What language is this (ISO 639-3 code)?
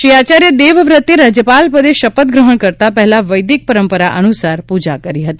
guj